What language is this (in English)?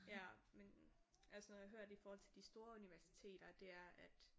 Danish